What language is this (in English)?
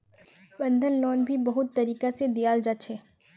Magahi